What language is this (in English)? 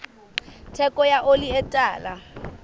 Southern Sotho